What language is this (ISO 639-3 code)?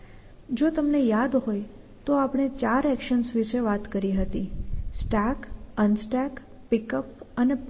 guj